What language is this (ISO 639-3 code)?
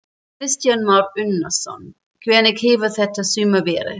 isl